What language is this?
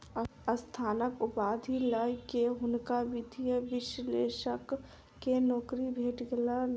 Maithili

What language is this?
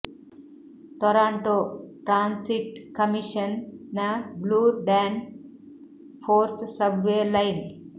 Kannada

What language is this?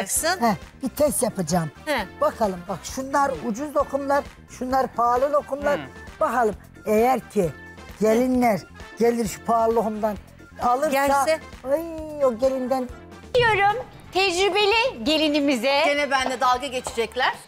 Turkish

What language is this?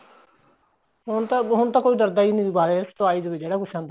Punjabi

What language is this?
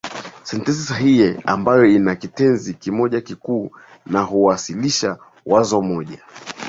Swahili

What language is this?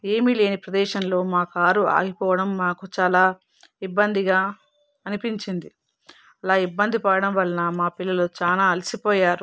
Telugu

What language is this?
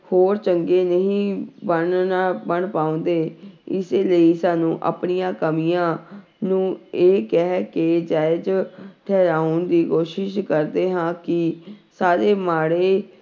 Punjabi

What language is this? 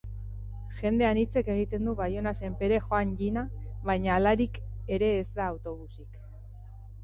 Basque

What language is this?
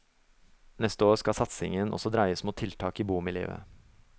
Norwegian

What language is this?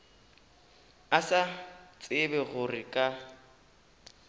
Northern Sotho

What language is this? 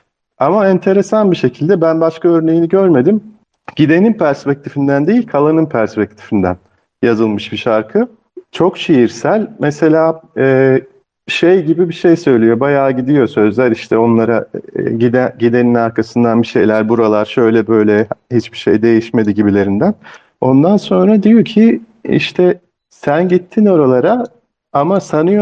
Turkish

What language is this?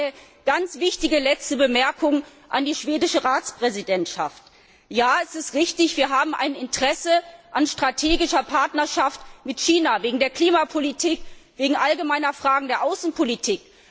German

